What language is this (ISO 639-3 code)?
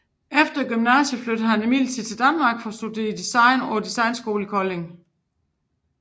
dan